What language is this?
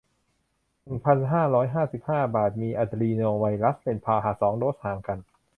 Thai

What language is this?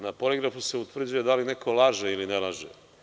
Serbian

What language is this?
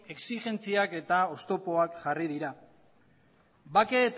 Basque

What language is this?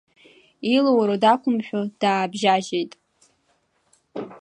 Abkhazian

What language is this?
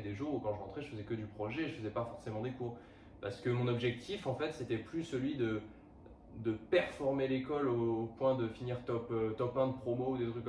French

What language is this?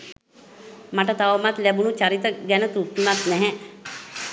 Sinhala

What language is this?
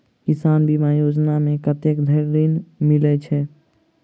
Maithili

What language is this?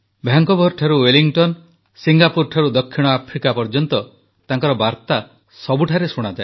Odia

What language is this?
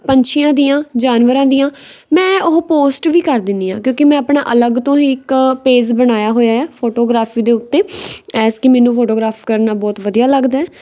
Punjabi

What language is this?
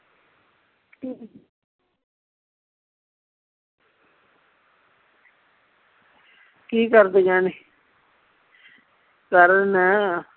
Punjabi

